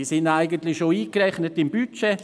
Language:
Swiss German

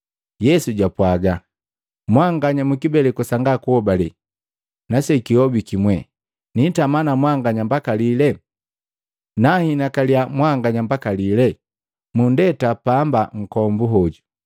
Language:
Matengo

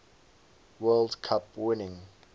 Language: English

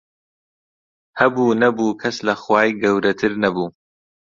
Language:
Central Kurdish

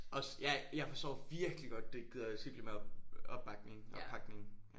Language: Danish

